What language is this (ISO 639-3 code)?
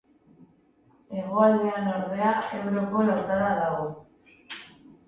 eus